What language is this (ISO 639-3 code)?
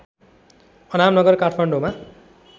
nep